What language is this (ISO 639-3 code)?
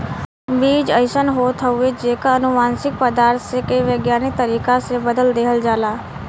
bho